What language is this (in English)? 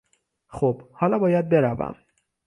Persian